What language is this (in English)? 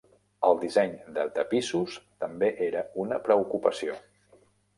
Catalan